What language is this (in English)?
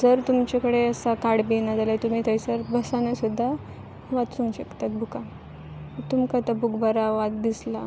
Konkani